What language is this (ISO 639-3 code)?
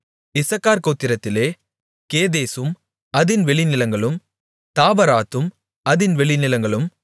tam